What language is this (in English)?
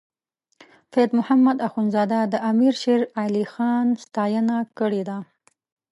Pashto